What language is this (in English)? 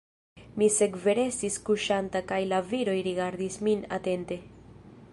Esperanto